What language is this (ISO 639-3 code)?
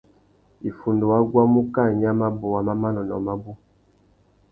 bag